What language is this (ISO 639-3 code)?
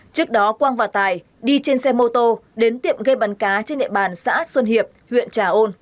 vie